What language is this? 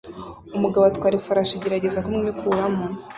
Kinyarwanda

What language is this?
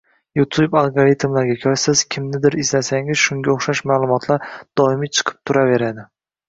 Uzbek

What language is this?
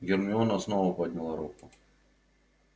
Russian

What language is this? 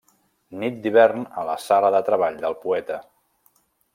Catalan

